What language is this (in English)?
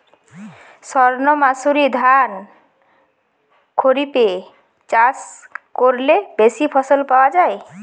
Bangla